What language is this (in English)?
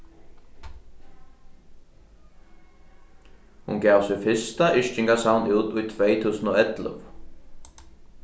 Faroese